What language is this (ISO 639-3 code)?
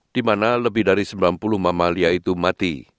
ind